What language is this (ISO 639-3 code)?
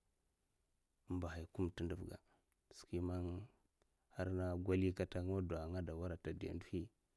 maf